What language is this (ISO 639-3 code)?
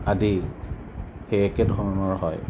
asm